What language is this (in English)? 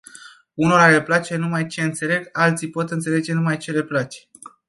Romanian